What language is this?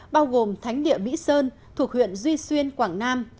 Vietnamese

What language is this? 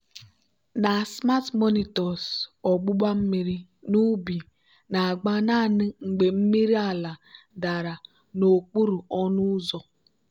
Igbo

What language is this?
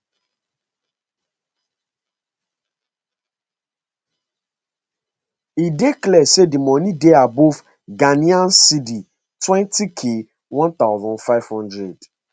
Nigerian Pidgin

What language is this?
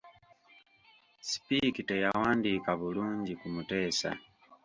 Ganda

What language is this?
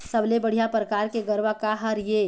Chhattisgarhi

